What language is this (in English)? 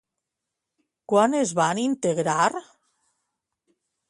Catalan